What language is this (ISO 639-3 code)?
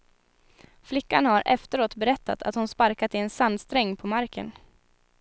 swe